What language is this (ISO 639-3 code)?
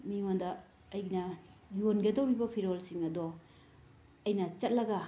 mni